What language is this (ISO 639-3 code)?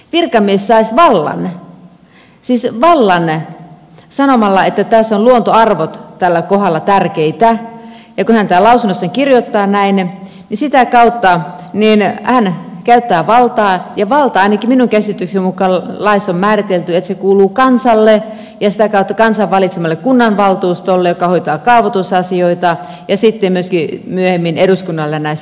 fin